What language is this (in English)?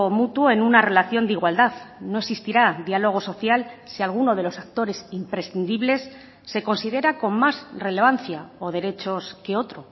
Spanish